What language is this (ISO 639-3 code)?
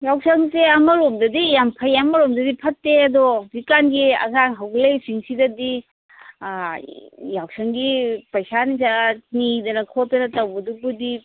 mni